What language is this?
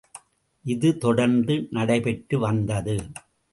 Tamil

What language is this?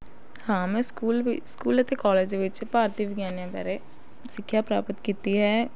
Punjabi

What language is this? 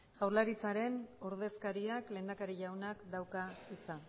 Basque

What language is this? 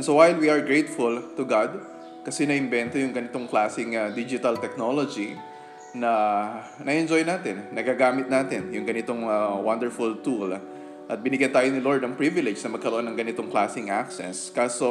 Filipino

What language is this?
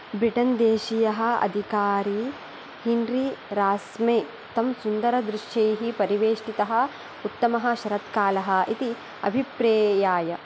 Sanskrit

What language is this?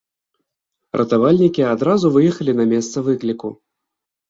Belarusian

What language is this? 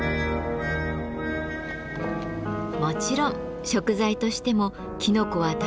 Japanese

